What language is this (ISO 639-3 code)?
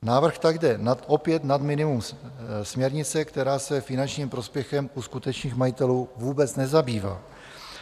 ces